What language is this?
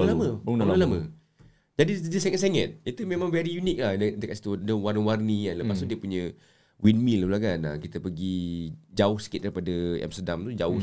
Malay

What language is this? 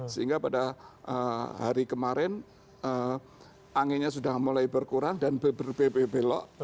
Indonesian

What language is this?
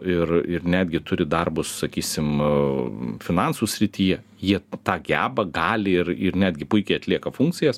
Lithuanian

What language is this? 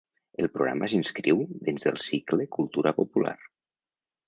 Catalan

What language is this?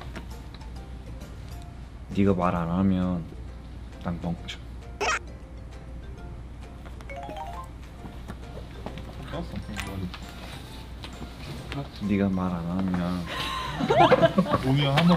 Korean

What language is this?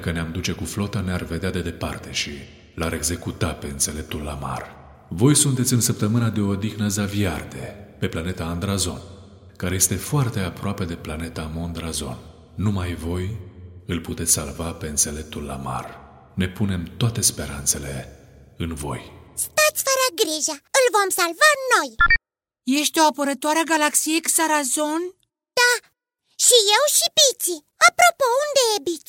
Romanian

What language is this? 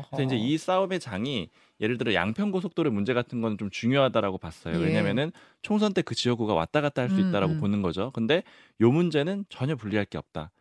Korean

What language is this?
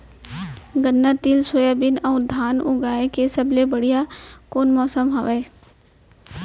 Chhattisgarhi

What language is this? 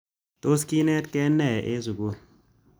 Kalenjin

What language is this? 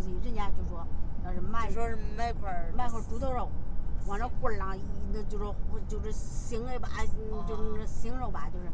Chinese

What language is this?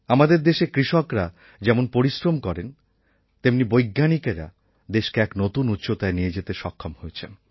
Bangla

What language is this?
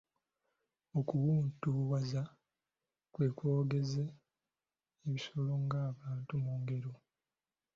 Ganda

